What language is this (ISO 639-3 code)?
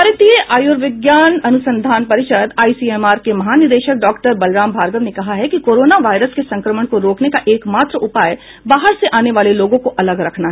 hin